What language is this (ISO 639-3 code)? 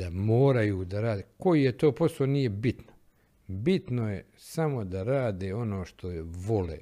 hrv